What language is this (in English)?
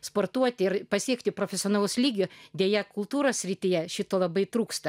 Lithuanian